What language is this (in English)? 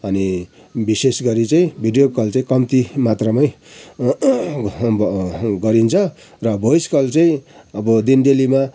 Nepali